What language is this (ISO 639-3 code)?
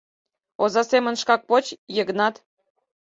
chm